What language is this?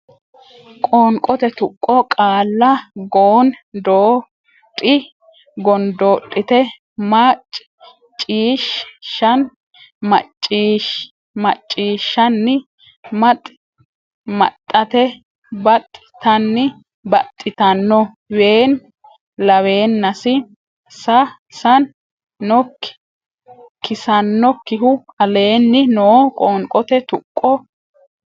Sidamo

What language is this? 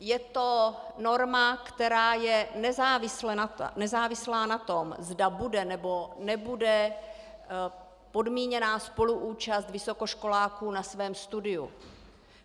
Czech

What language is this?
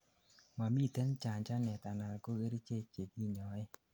Kalenjin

